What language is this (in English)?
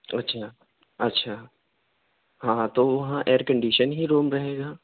Urdu